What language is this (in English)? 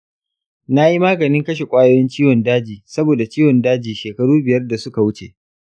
Hausa